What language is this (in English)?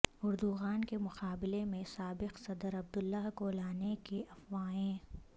Urdu